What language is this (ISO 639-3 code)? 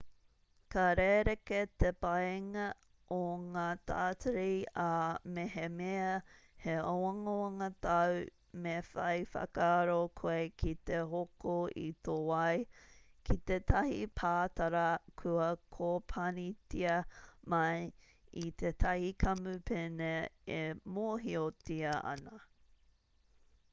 mri